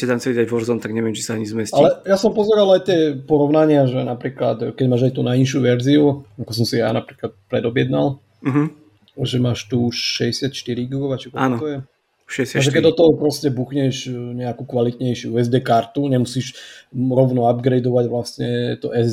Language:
Slovak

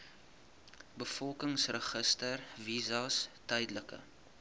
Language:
Afrikaans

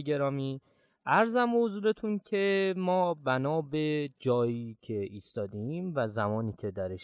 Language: Persian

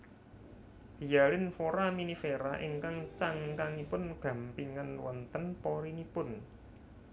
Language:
Javanese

